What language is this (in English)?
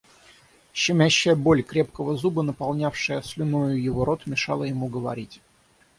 Russian